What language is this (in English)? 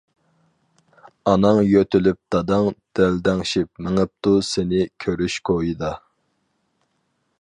Uyghur